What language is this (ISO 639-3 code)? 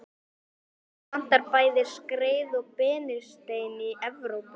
isl